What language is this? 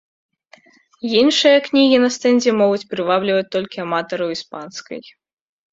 Belarusian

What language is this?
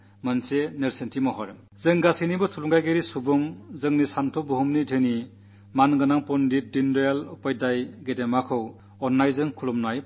Malayalam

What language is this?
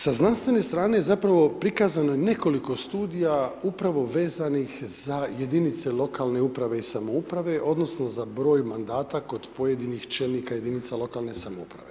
Croatian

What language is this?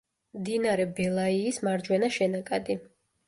Georgian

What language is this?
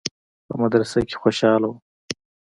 Pashto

